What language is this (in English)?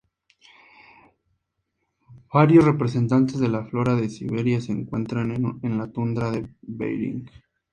Spanish